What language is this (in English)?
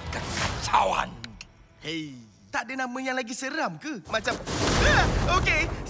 Malay